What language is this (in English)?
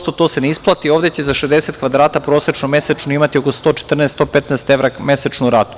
Serbian